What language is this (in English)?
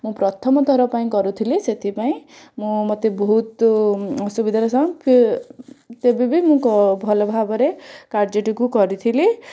Odia